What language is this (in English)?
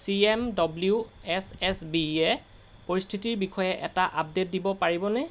Assamese